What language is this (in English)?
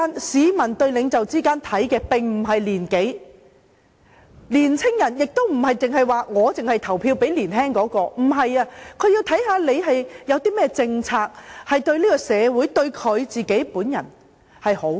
Cantonese